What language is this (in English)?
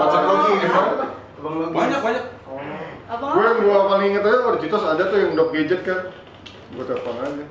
Indonesian